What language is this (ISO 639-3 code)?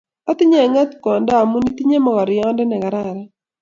kln